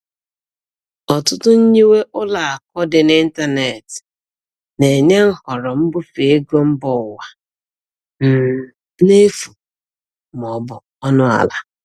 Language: Igbo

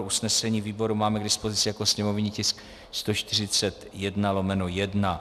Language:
Czech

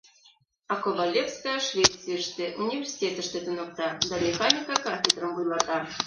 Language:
Mari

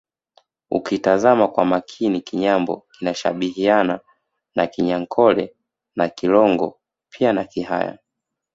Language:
Swahili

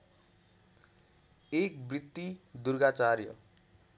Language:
Nepali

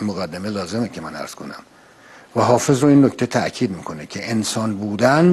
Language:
Persian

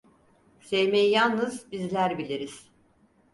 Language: Turkish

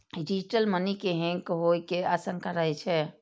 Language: Maithili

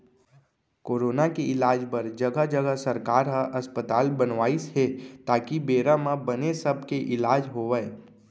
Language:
Chhattisgarhi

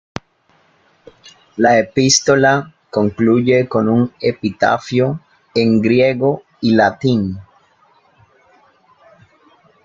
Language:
Spanish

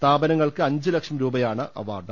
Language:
Malayalam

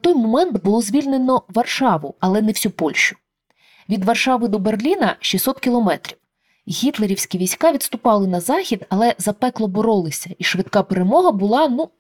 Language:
Ukrainian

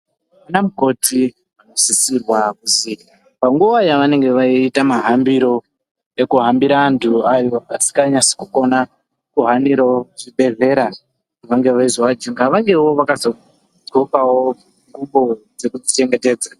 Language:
Ndau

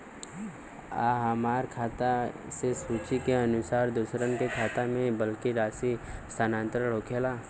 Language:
Bhojpuri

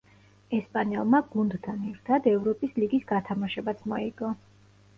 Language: Georgian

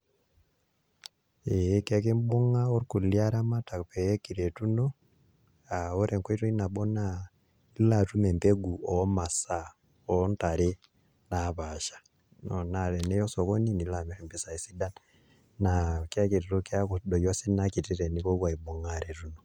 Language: Masai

